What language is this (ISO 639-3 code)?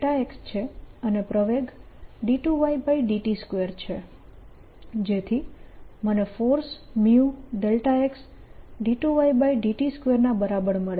guj